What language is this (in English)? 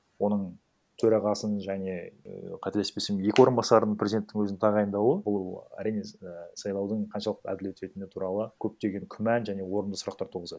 Kazakh